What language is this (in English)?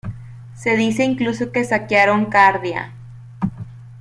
Spanish